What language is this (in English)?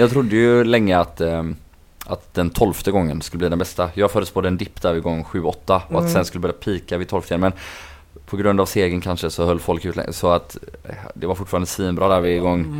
Swedish